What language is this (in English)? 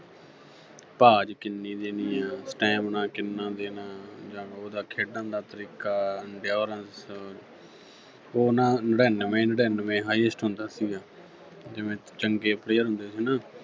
Punjabi